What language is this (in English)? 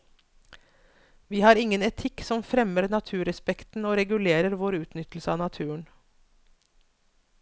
Norwegian